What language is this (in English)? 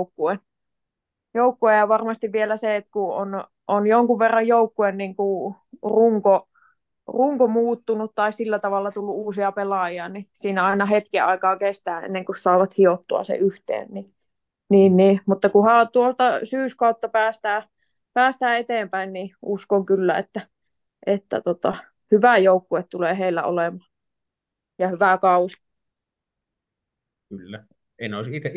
Finnish